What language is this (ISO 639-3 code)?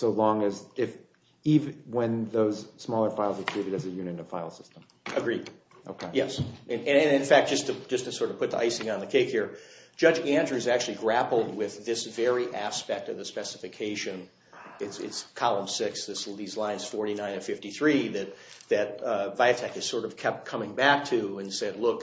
eng